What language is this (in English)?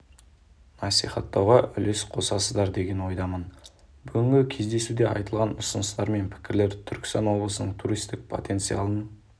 Kazakh